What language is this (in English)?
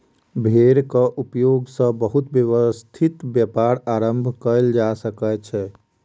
Maithili